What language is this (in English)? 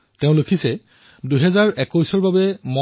Assamese